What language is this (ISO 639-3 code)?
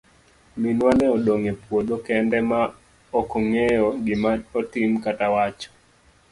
luo